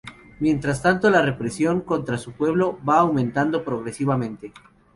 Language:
Spanish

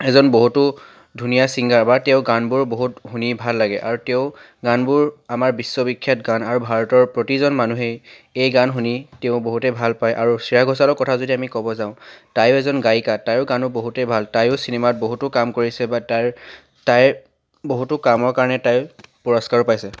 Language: Assamese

